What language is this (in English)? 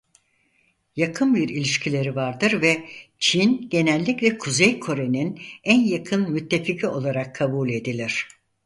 Turkish